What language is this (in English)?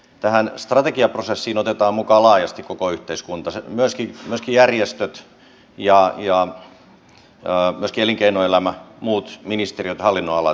Finnish